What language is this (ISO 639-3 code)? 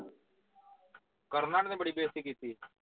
pan